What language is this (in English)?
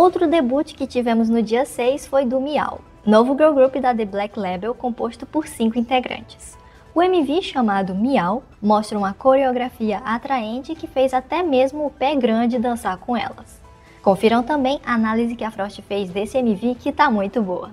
Portuguese